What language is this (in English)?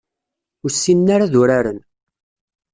Kabyle